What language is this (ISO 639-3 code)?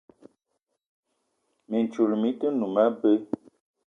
eto